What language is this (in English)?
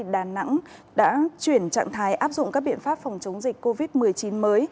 Vietnamese